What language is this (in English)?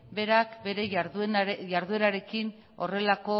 Basque